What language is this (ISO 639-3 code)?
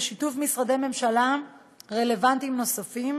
heb